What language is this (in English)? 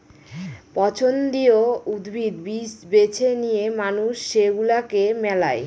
Bangla